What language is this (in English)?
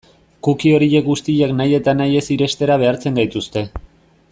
Basque